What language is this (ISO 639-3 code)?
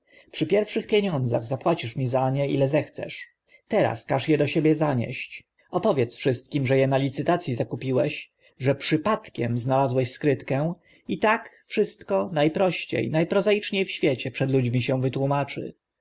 pol